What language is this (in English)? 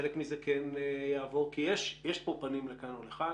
Hebrew